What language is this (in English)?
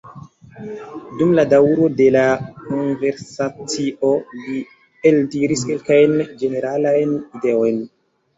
Esperanto